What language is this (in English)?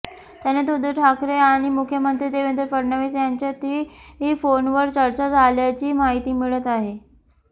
Marathi